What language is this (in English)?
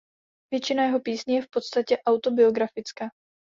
Czech